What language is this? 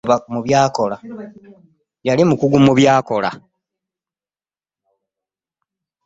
Ganda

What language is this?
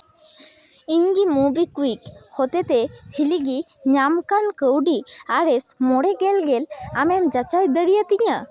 Santali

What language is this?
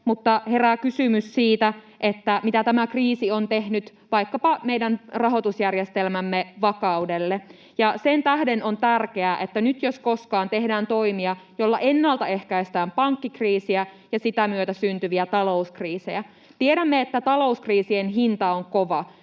Finnish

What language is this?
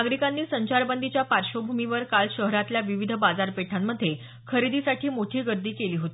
Marathi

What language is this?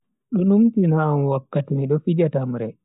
Bagirmi Fulfulde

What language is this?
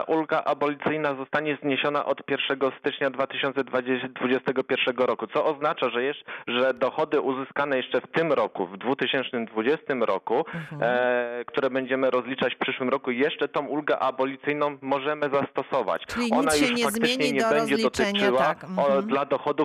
Polish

